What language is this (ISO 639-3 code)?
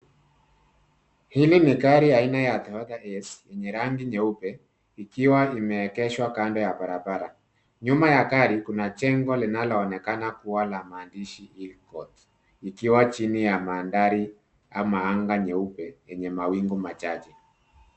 swa